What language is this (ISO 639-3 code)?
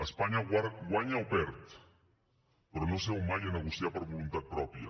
cat